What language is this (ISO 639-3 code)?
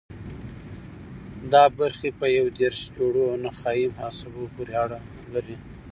pus